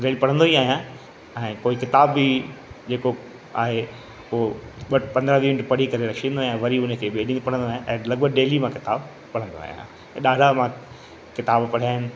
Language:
Sindhi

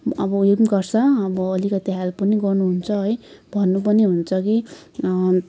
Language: Nepali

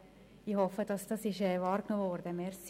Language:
Swiss German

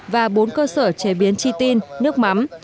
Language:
Vietnamese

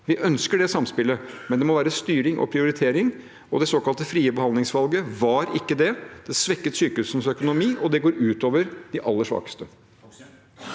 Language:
Norwegian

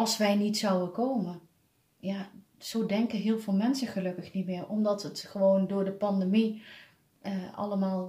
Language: Dutch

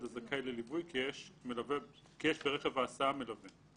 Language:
Hebrew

